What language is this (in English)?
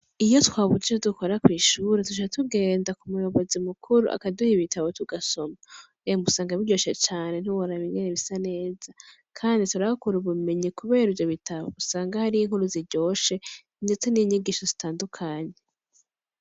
Rundi